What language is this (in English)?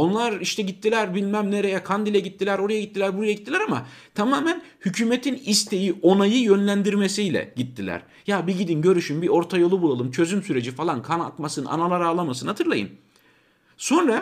Turkish